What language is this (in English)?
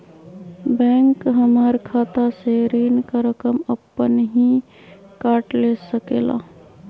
Magahi